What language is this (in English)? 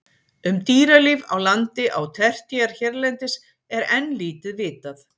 Icelandic